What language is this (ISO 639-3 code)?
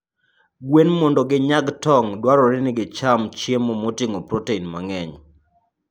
luo